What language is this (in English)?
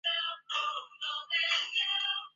Chinese